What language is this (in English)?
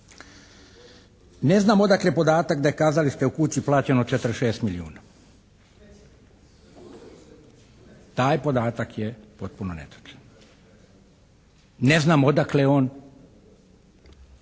Croatian